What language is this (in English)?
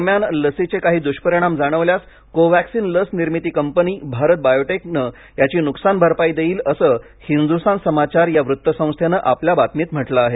Marathi